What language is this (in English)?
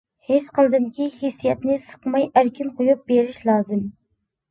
Uyghur